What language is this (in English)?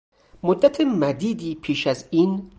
Persian